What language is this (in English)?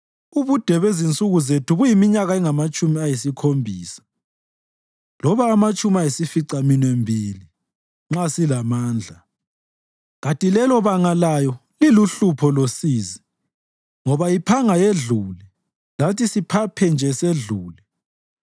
North Ndebele